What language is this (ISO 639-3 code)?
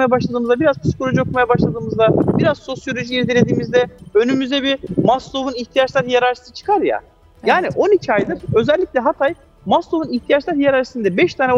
tur